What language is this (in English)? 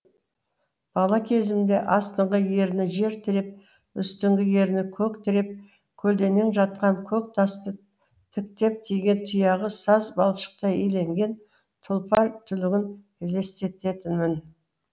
Kazakh